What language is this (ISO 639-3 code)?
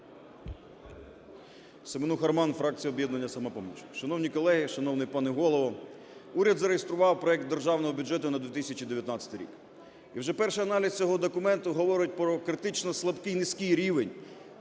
ukr